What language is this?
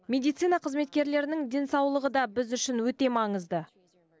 Kazakh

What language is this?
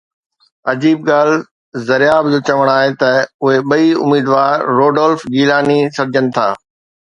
Sindhi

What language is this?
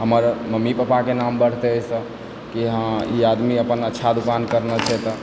Maithili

